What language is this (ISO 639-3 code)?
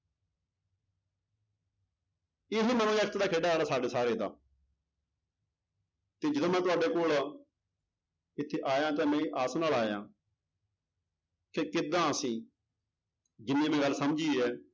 pan